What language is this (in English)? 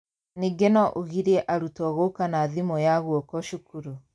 Kikuyu